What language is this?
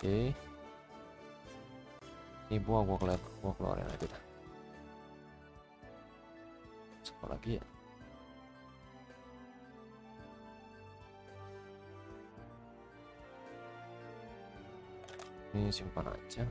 Indonesian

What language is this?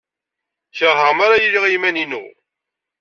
Kabyle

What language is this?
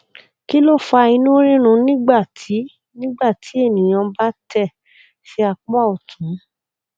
Yoruba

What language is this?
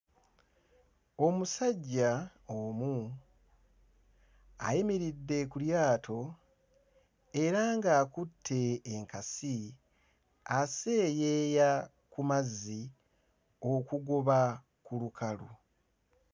Ganda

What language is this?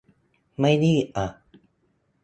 Thai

